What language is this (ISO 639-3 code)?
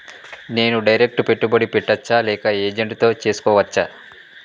tel